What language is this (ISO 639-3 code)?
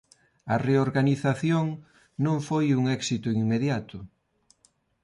glg